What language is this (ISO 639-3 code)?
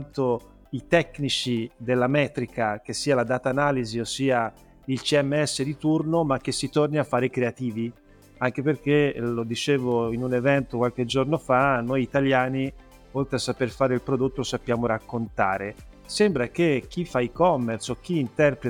ita